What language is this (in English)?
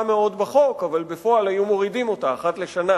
Hebrew